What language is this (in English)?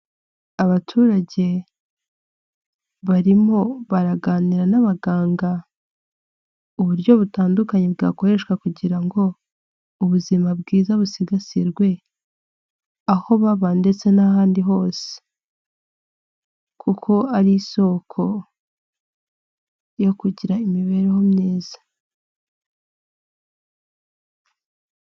Kinyarwanda